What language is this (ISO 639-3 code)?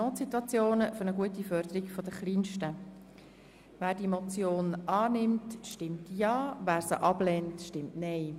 gsw